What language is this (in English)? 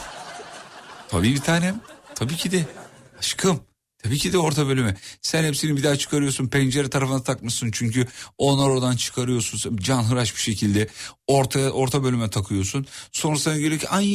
Turkish